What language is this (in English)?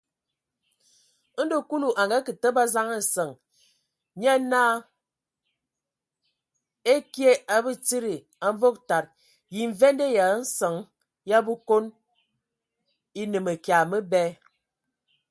Ewondo